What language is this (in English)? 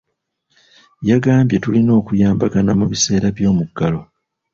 Ganda